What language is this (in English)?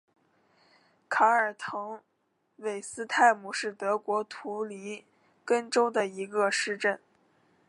Chinese